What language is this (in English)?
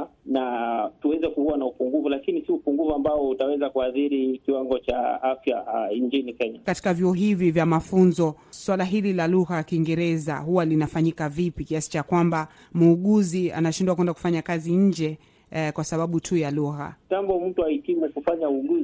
Swahili